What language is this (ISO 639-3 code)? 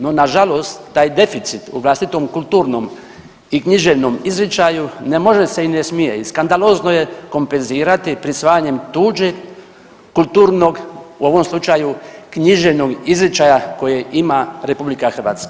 hrv